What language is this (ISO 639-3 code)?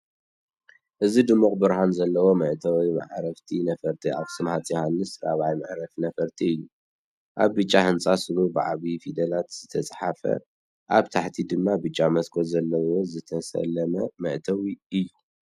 tir